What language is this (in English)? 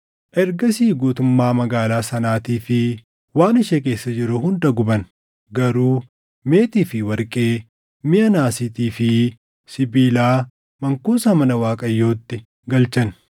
Oromo